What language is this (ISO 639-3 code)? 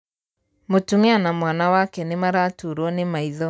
kik